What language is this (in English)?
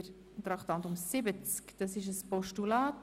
Swiss German